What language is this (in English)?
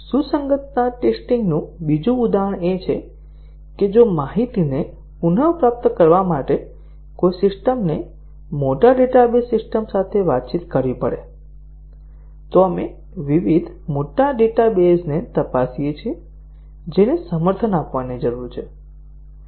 Gujarati